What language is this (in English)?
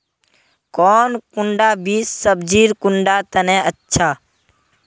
Magahi